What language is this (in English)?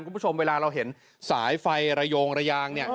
Thai